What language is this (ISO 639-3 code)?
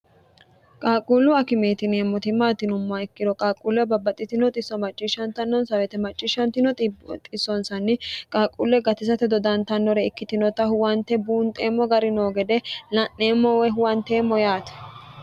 sid